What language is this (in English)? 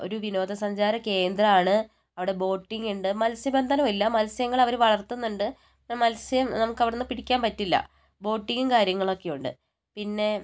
Malayalam